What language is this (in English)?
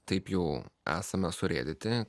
Lithuanian